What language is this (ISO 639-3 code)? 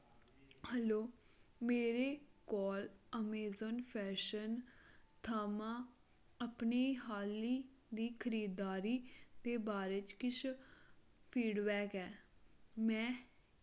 doi